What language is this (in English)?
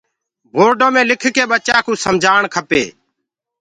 Gurgula